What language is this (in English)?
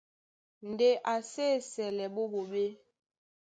Duala